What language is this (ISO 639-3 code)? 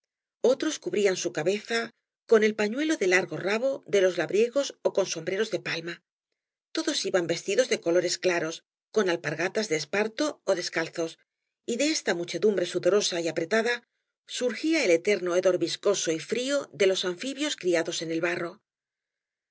spa